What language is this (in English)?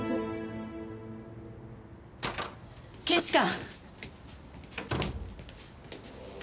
Japanese